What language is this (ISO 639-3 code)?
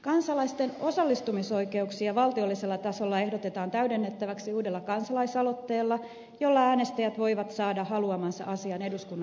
fin